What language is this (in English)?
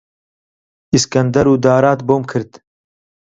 Central Kurdish